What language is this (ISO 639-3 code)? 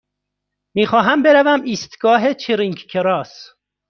fas